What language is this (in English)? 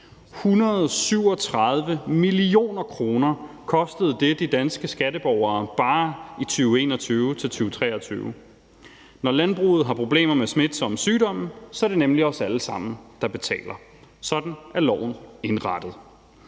Danish